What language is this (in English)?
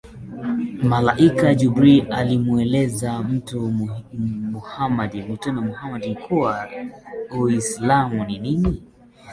Swahili